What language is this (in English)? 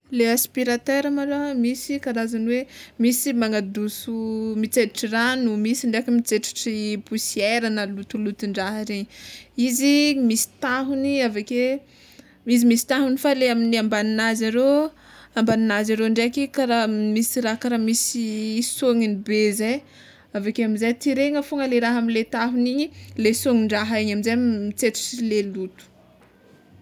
Tsimihety Malagasy